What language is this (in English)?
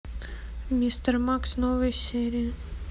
Russian